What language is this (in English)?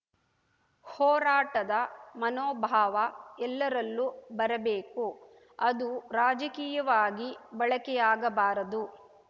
Kannada